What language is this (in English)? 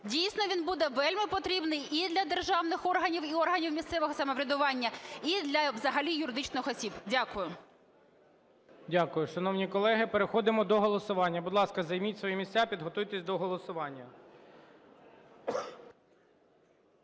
Ukrainian